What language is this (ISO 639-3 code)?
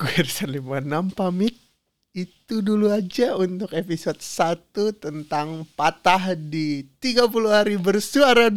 ind